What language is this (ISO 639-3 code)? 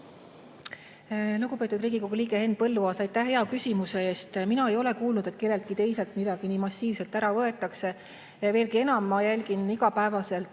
est